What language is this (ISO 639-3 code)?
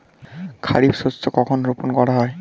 ben